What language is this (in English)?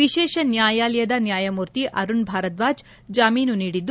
Kannada